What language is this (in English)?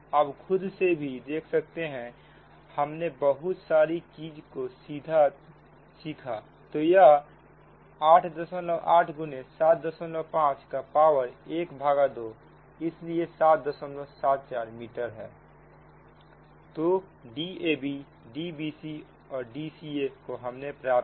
Hindi